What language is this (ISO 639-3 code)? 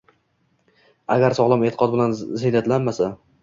uzb